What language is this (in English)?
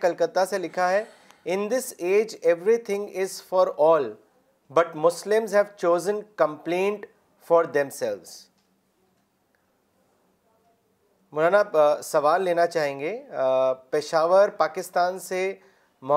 Urdu